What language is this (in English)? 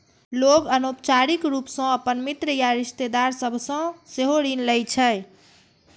Maithili